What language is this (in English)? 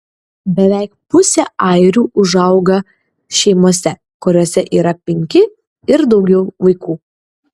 Lithuanian